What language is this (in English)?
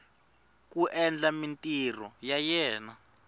Tsonga